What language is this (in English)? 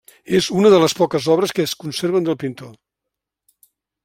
Catalan